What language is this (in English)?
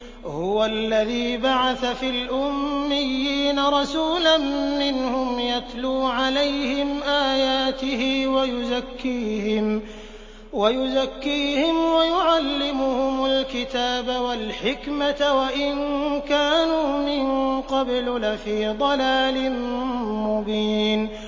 Arabic